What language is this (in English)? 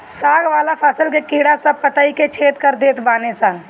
Bhojpuri